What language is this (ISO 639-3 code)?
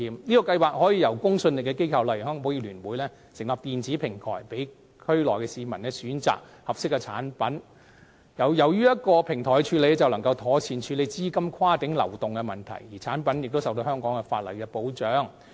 yue